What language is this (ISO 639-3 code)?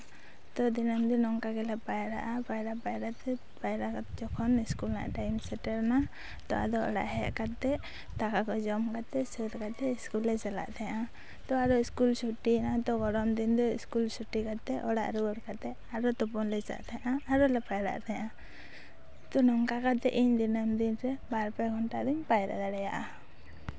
sat